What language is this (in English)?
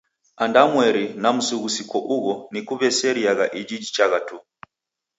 Taita